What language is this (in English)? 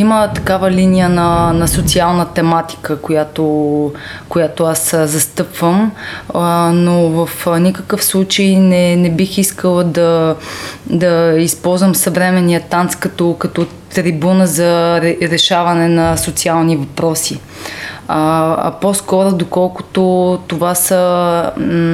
Bulgarian